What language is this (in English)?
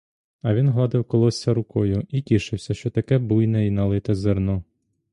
Ukrainian